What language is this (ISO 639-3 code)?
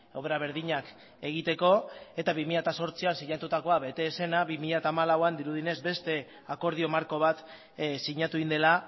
eus